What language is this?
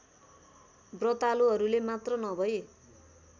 Nepali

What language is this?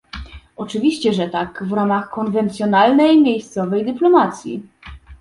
Polish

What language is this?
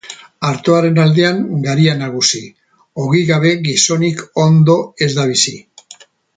Basque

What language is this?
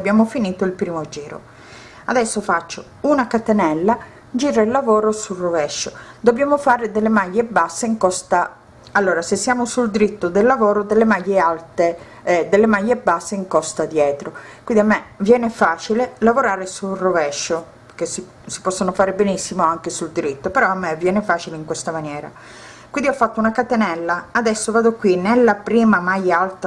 Italian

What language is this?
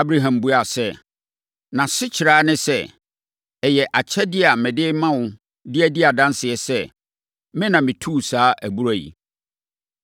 Akan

